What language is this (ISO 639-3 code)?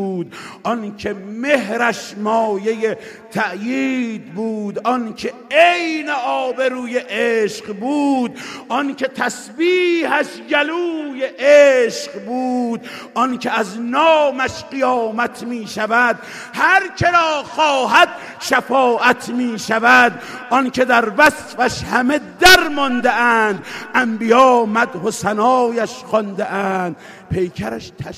fas